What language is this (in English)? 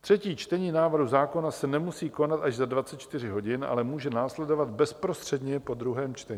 Czech